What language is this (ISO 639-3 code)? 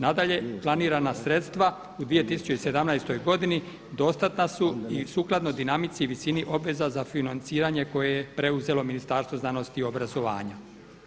hrv